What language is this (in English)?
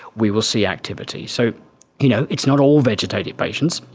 English